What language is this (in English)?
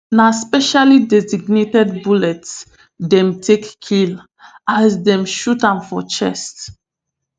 Nigerian Pidgin